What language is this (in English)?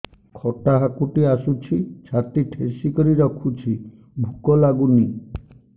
Odia